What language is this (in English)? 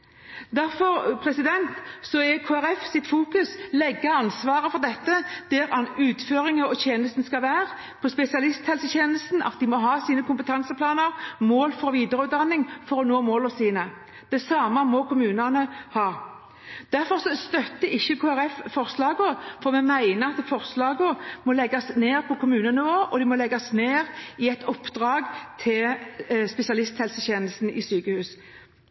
Norwegian Bokmål